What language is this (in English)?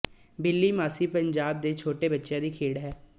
Punjabi